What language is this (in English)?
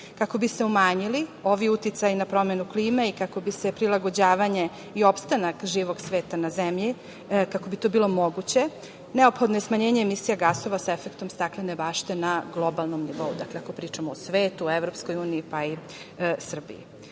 Serbian